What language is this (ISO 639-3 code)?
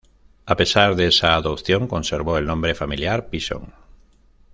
spa